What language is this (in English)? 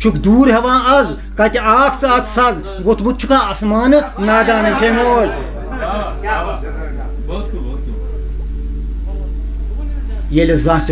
Turkish